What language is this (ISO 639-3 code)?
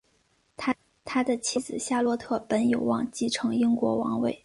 zho